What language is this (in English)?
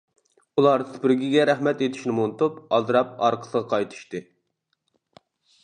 Uyghur